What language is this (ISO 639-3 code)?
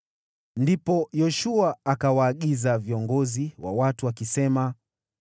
swa